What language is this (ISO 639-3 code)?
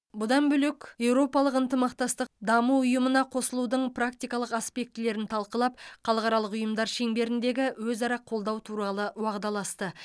kaz